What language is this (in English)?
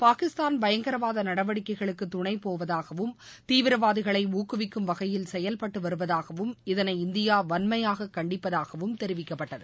Tamil